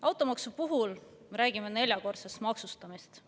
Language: Estonian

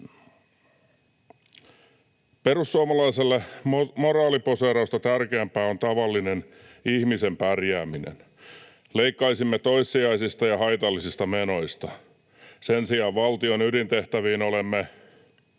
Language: Finnish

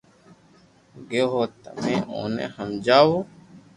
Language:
Loarki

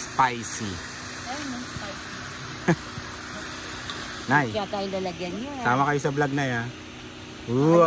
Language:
Filipino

